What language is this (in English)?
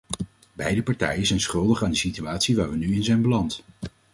Dutch